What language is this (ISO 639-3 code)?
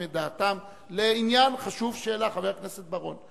heb